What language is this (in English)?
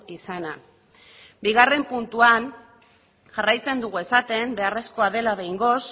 Basque